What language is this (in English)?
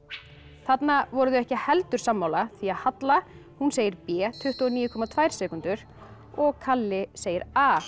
Icelandic